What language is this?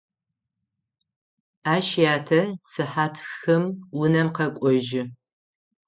Adyghe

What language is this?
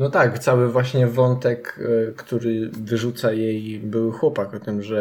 Polish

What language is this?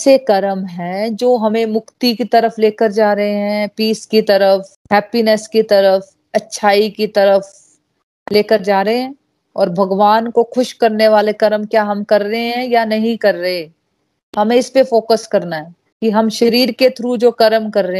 Hindi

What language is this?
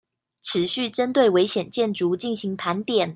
Chinese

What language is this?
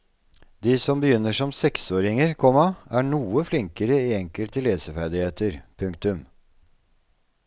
Norwegian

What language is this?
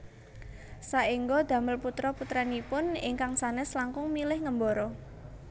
Javanese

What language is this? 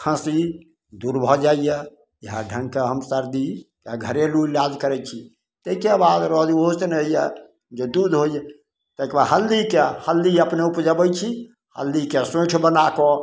Maithili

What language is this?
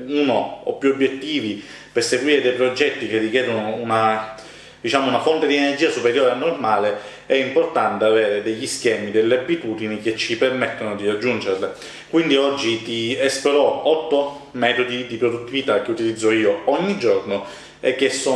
Italian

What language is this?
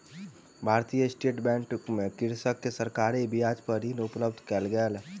Maithili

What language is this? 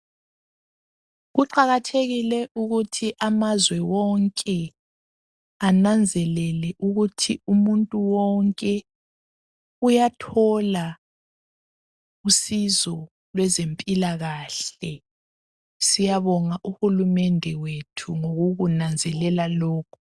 North Ndebele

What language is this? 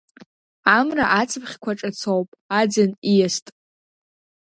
Abkhazian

